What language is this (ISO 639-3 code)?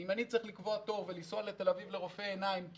heb